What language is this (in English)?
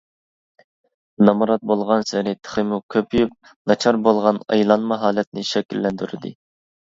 Uyghur